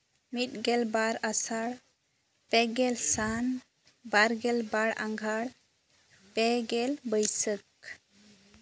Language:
Santali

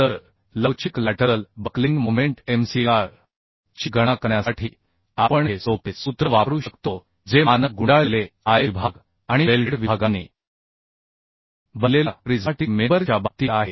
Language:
Marathi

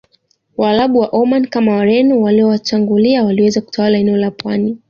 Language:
Swahili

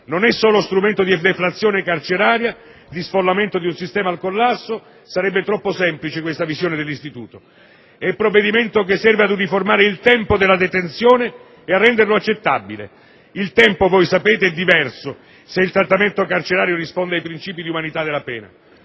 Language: Italian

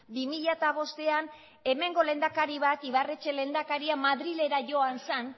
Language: Basque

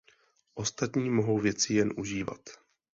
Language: Czech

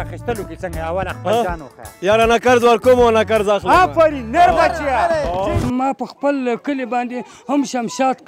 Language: Arabic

